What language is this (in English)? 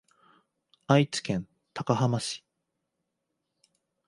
Japanese